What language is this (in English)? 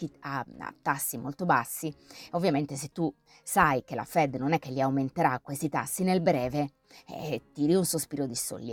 Italian